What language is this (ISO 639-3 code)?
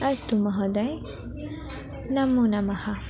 san